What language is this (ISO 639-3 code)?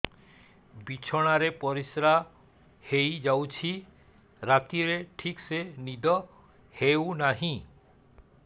ori